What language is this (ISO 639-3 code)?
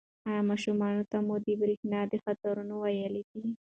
pus